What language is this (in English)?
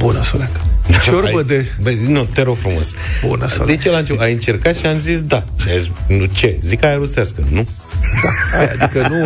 Romanian